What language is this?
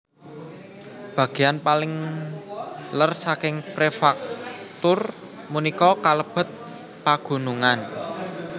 Javanese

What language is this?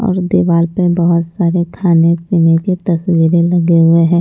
Hindi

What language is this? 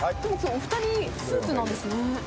Japanese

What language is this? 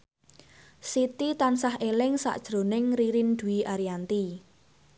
Javanese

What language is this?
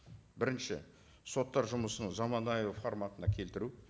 Kazakh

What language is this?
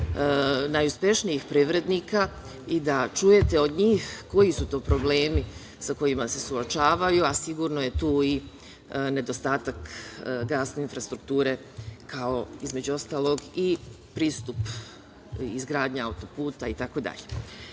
Serbian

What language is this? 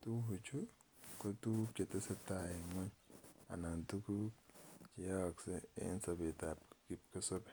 Kalenjin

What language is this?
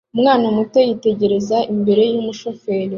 Kinyarwanda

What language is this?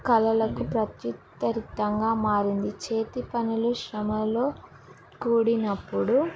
Telugu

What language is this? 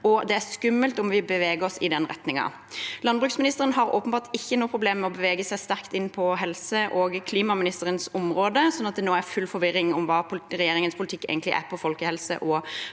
Norwegian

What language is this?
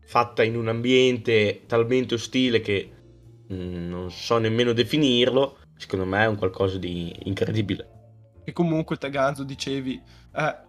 Italian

